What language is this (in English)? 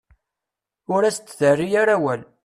Kabyle